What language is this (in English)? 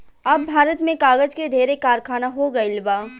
Bhojpuri